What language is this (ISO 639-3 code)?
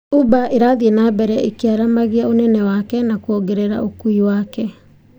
kik